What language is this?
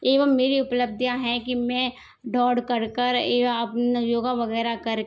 Hindi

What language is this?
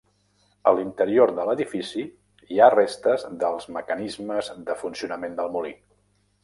Catalan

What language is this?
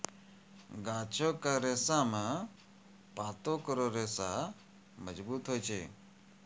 Maithili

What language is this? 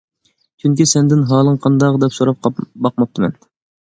Uyghur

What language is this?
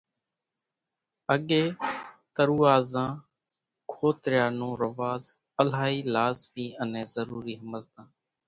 Kachi Koli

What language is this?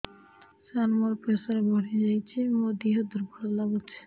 Odia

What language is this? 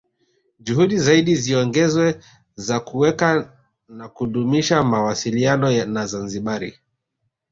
Swahili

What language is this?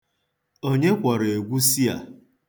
Igbo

